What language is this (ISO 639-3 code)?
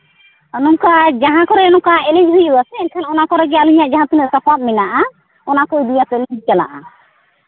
sat